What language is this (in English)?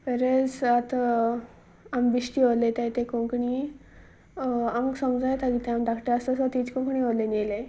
Konkani